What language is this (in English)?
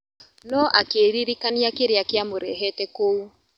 Kikuyu